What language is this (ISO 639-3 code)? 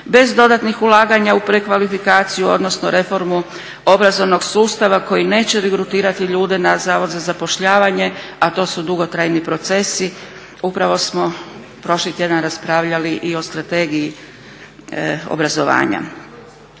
hrv